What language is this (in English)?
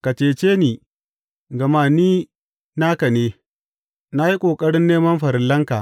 Hausa